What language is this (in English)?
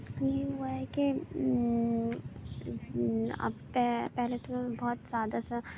Urdu